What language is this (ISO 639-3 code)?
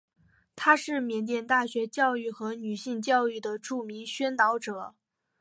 zho